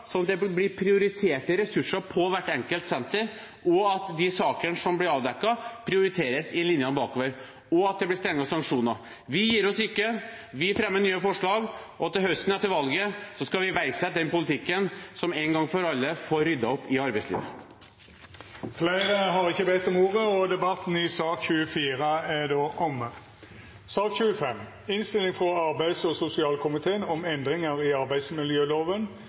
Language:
Norwegian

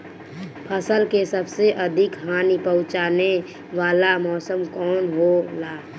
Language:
Bhojpuri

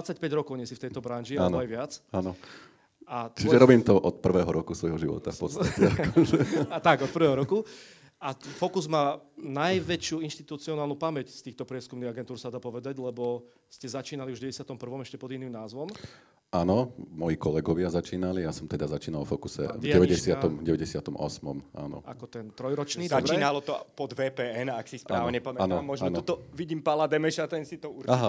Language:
Slovak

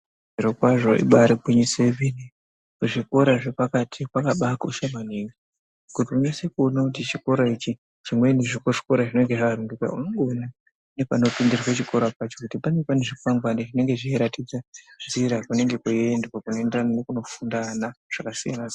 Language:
Ndau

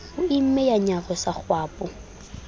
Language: Southern Sotho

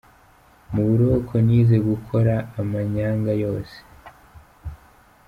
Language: Kinyarwanda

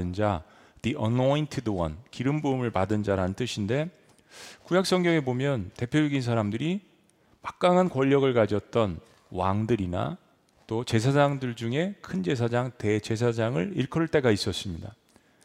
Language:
Korean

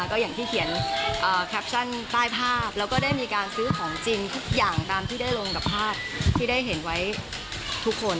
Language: Thai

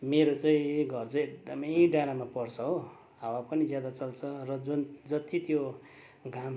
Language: Nepali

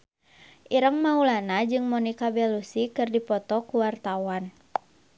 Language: Sundanese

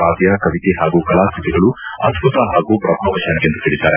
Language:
Kannada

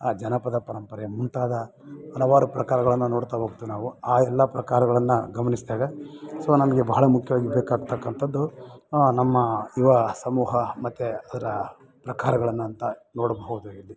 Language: Kannada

